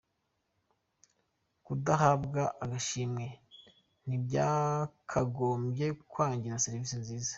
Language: Kinyarwanda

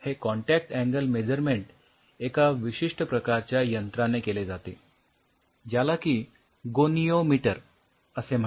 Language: Marathi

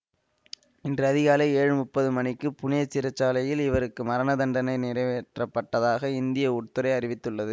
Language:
Tamil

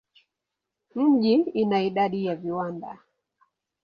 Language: Swahili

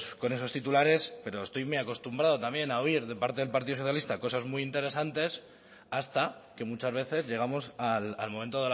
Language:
Spanish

